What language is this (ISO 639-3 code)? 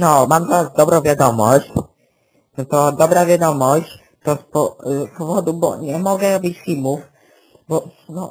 pol